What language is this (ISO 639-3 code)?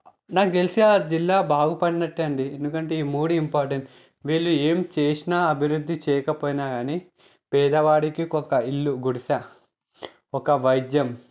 tel